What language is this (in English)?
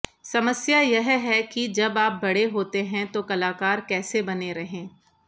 Hindi